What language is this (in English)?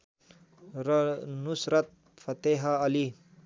Nepali